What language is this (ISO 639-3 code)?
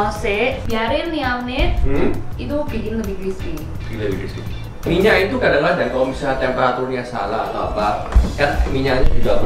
ind